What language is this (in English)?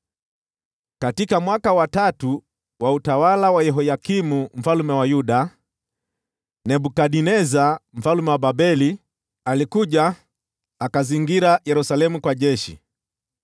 Swahili